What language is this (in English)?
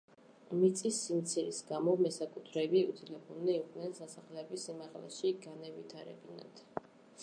Georgian